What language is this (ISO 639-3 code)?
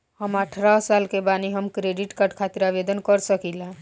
bho